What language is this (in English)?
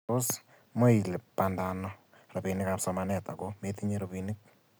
Kalenjin